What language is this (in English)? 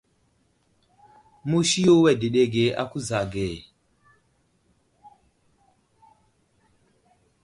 Wuzlam